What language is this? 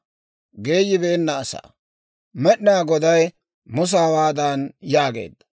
Dawro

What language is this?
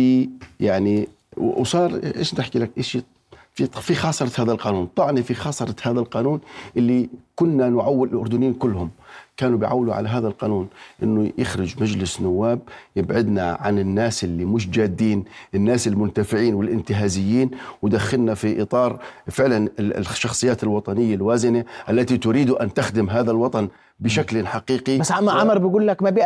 Arabic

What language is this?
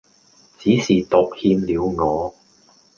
Cantonese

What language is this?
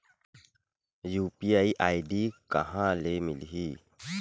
Chhattisgarhi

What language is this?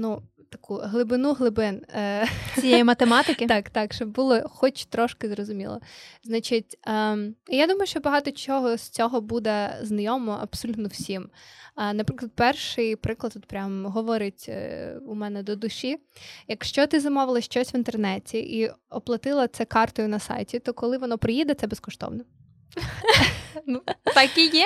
Ukrainian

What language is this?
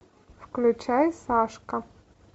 Russian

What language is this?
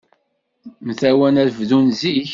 Kabyle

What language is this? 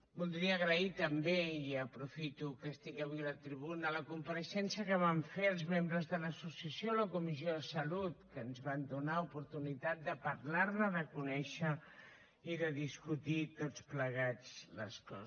Catalan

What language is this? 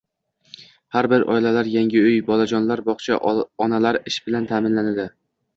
Uzbek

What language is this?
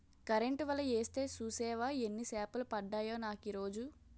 Telugu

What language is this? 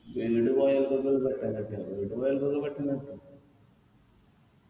Malayalam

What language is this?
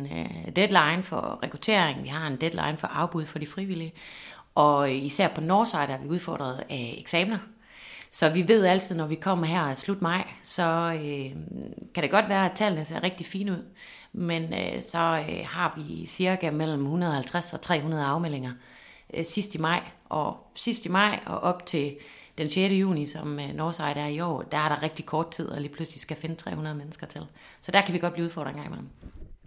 Danish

